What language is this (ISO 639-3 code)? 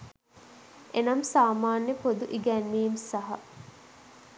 sin